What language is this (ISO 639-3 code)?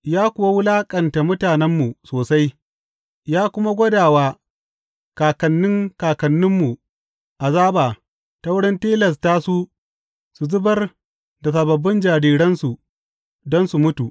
hau